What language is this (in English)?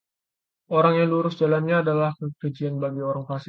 Indonesian